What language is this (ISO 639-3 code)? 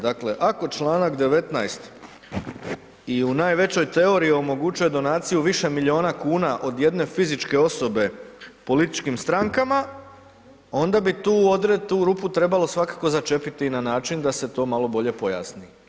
hrv